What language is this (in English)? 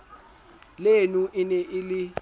Southern Sotho